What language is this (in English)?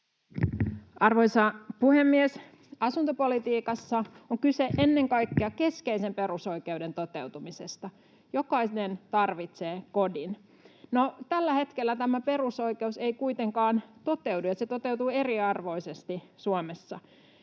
Finnish